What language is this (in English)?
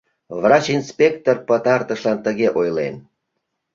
Mari